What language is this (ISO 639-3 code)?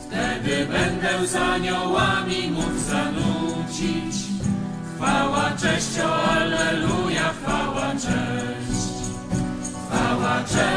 pol